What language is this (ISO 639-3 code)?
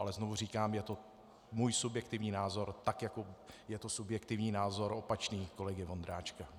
ces